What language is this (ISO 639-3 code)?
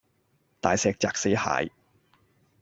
yue